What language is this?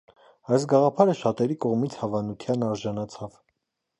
Armenian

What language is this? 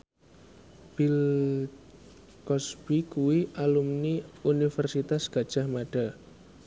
Javanese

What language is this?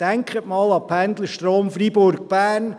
Swiss German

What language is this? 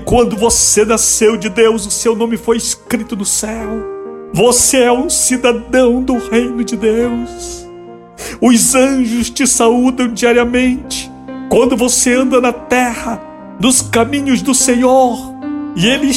Portuguese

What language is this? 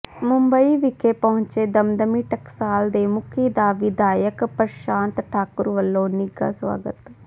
Punjabi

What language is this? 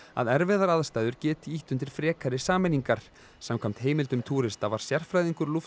Icelandic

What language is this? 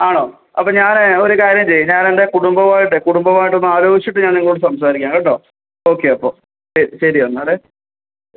Malayalam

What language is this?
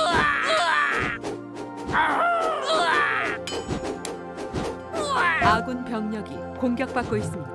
Korean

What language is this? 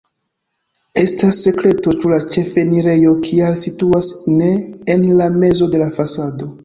Esperanto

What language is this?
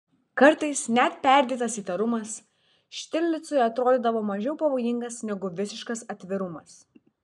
Lithuanian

